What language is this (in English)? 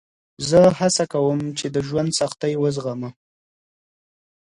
Pashto